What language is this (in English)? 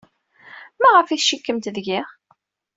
Kabyle